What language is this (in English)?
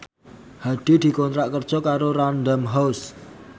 Javanese